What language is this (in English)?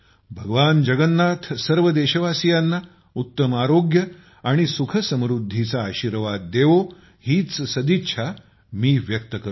Marathi